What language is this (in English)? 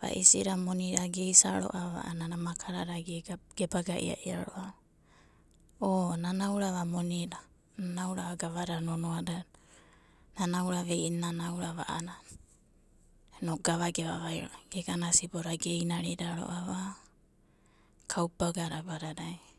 Abadi